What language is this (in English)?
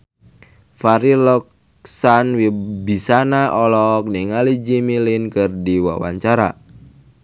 Sundanese